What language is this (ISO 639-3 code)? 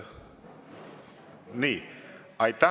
est